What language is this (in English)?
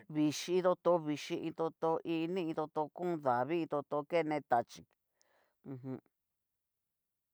Cacaloxtepec Mixtec